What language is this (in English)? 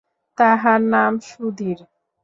Bangla